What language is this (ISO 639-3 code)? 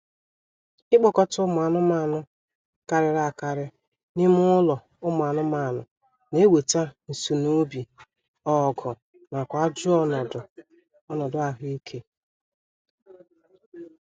ibo